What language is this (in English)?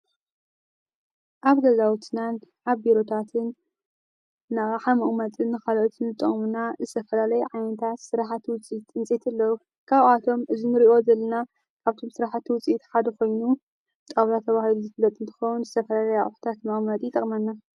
Tigrinya